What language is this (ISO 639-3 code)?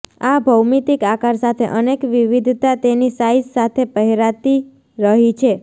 guj